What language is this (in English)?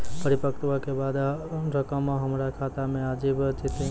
Maithili